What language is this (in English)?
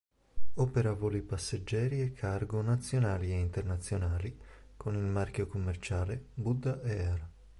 Italian